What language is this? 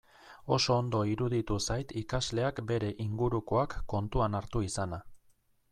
Basque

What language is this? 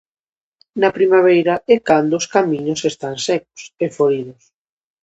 Galician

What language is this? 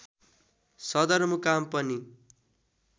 Nepali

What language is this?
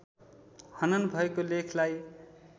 Nepali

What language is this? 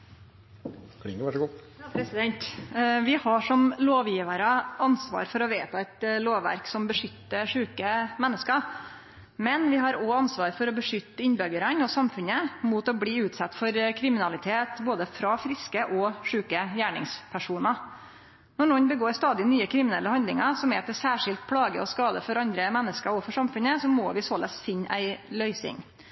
Norwegian Nynorsk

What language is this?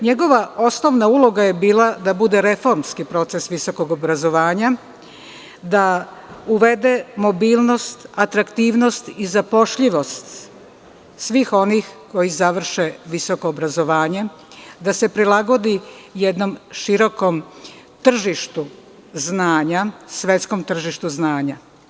Serbian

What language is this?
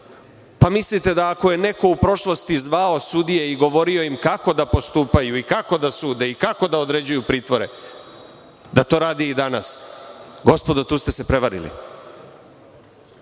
Serbian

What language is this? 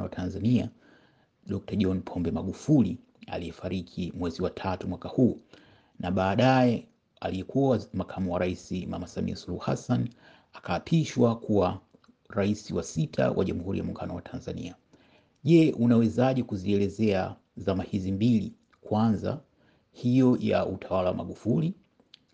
Swahili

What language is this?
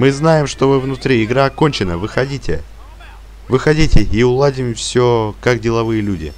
Russian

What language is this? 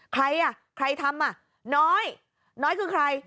Thai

